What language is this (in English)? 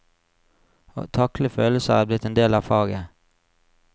Norwegian